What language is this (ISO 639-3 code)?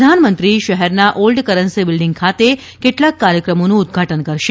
guj